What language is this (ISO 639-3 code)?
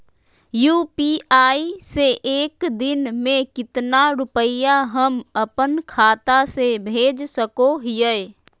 mag